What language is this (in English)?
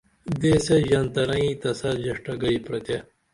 Dameli